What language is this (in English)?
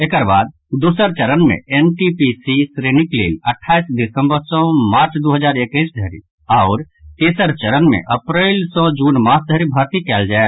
Maithili